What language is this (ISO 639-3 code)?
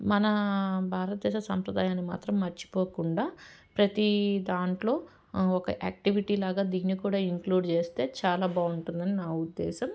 tel